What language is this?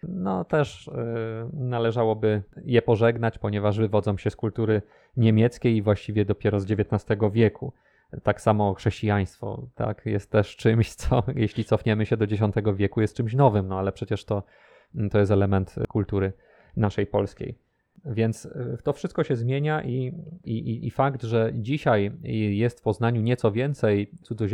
Polish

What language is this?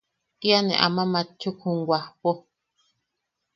Yaqui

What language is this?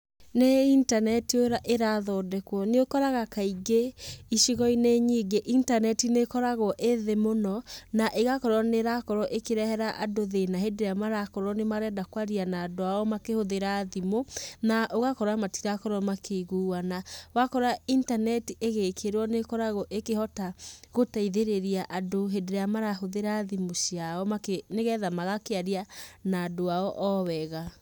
Kikuyu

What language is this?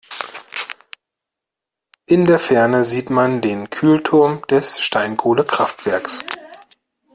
German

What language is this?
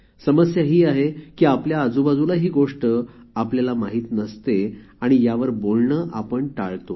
Marathi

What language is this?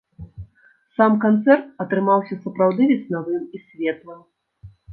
Belarusian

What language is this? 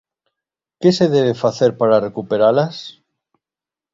Galician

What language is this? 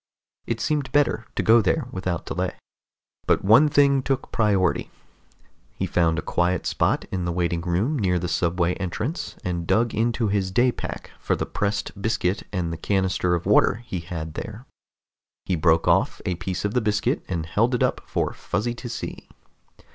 English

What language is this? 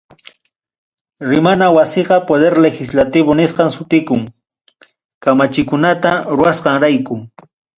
Ayacucho Quechua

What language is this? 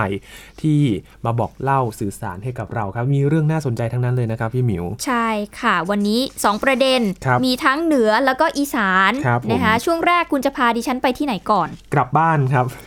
Thai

